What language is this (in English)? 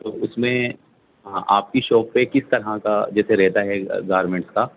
Urdu